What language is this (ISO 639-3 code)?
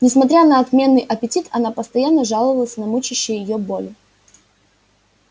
rus